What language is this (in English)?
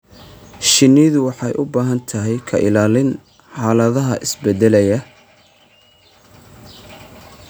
Somali